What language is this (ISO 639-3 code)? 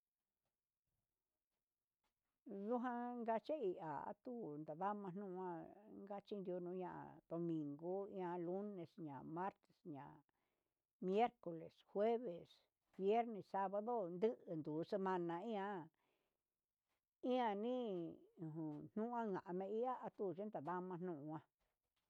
mxs